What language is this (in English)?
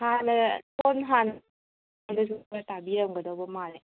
Manipuri